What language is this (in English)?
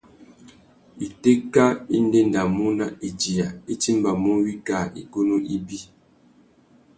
Tuki